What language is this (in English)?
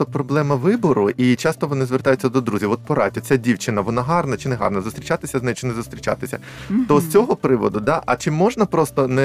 Ukrainian